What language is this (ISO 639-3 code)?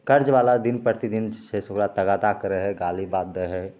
mai